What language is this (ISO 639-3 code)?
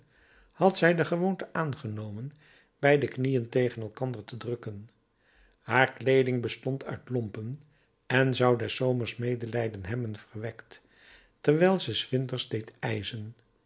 nld